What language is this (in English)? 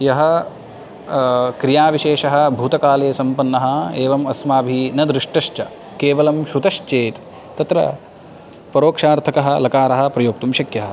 Sanskrit